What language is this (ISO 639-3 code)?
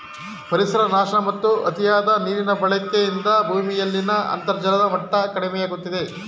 kan